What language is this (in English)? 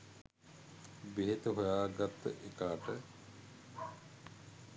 Sinhala